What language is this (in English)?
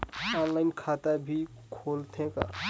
Chhattisgarhi